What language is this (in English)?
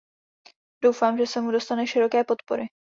Czech